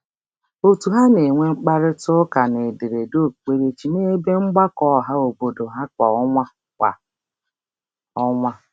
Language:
Igbo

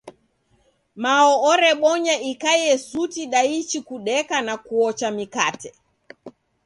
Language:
Taita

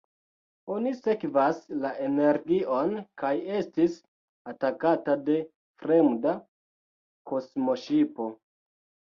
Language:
Esperanto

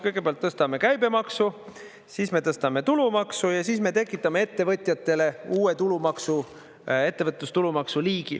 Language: Estonian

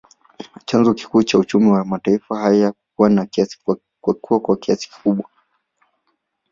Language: Swahili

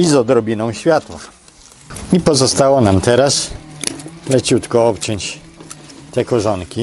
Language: Polish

